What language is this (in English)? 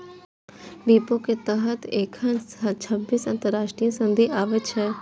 Maithili